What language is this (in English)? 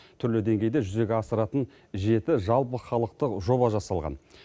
Kazakh